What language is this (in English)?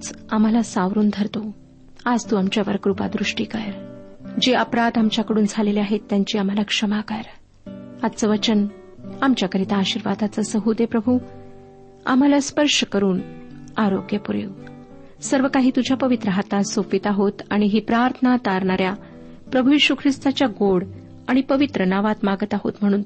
Marathi